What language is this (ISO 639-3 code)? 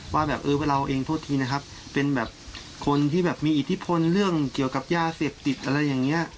tha